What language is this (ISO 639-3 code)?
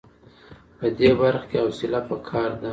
pus